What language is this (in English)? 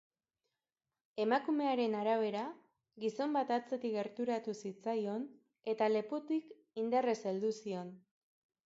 Basque